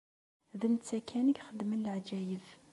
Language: Kabyle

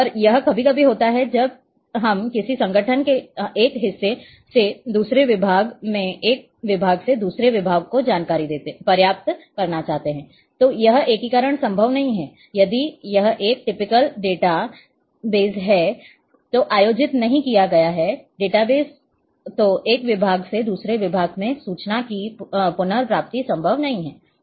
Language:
Hindi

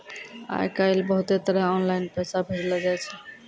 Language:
Maithili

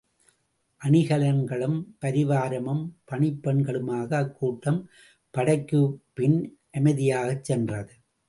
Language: Tamil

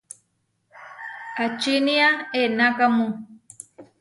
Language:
Huarijio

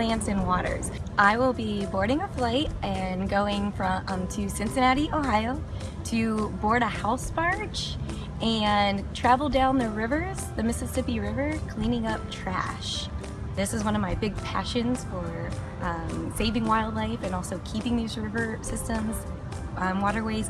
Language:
English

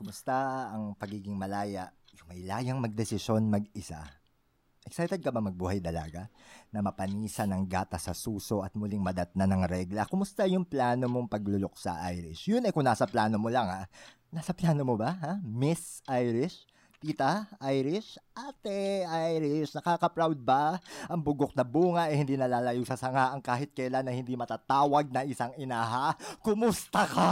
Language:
Filipino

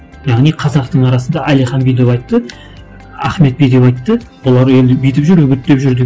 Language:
Kazakh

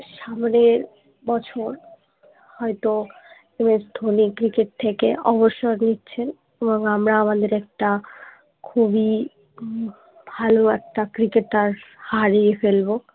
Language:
Bangla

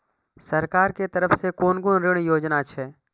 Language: Maithili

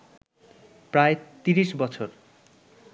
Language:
Bangla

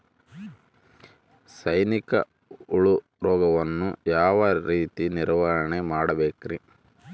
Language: Kannada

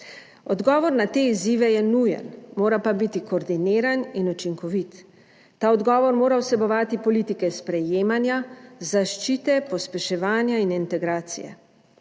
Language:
Slovenian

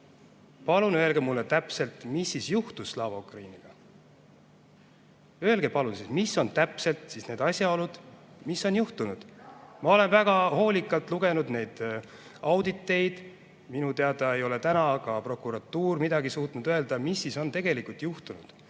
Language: Estonian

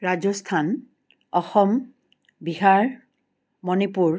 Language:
Assamese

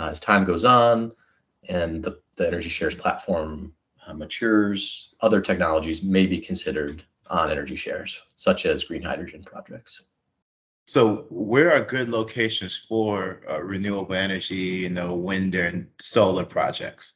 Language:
English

